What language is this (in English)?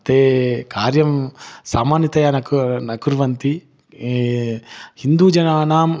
Sanskrit